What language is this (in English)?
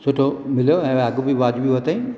Sindhi